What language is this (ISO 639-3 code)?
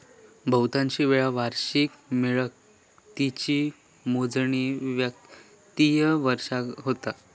mar